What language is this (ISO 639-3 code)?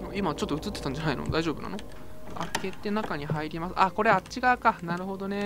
jpn